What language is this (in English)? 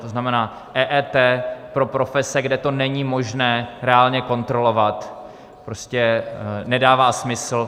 Czech